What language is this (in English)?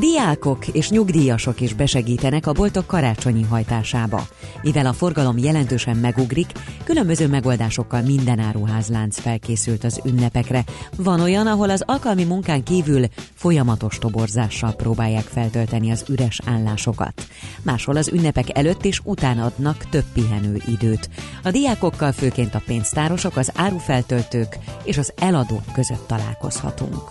Hungarian